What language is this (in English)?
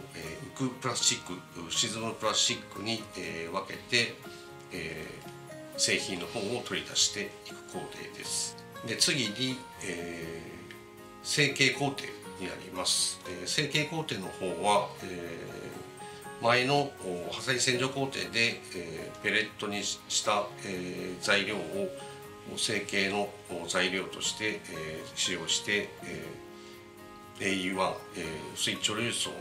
Japanese